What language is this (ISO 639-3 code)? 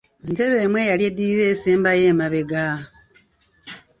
lug